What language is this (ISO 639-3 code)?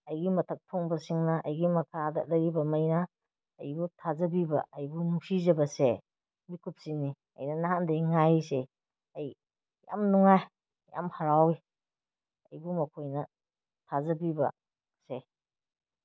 mni